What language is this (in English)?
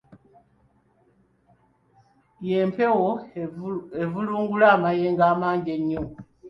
Ganda